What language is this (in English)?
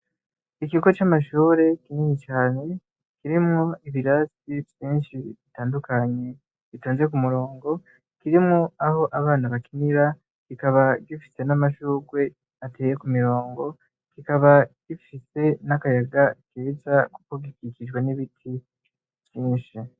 Rundi